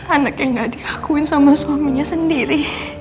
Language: Indonesian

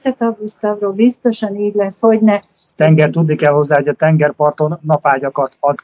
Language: Hungarian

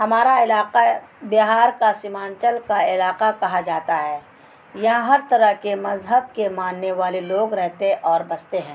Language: Urdu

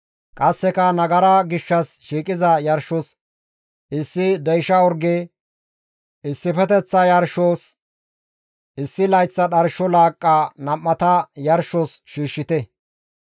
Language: Gamo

